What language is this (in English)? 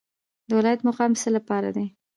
Pashto